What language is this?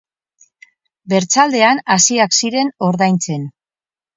Basque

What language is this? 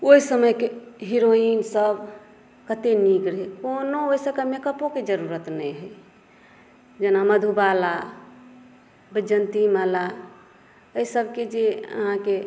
Maithili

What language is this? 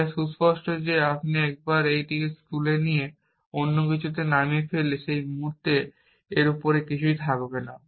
Bangla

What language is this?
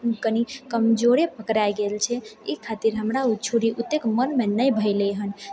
Maithili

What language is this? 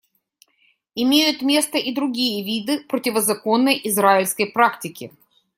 Russian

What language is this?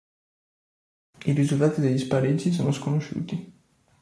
Italian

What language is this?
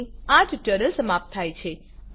Gujarati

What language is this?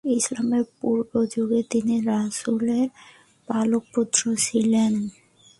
Bangla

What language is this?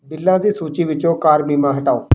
Punjabi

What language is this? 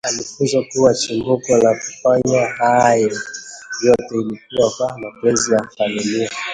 Swahili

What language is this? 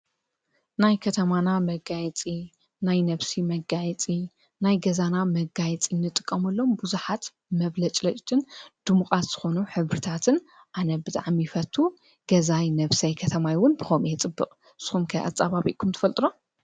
Tigrinya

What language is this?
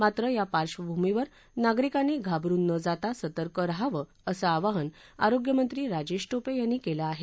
Marathi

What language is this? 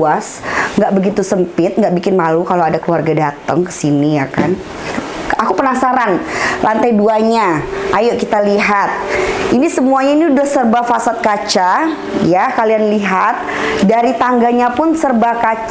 Indonesian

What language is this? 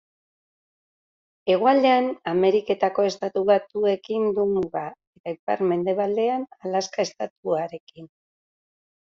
Basque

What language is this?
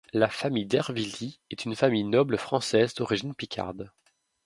French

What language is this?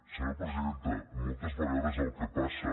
Catalan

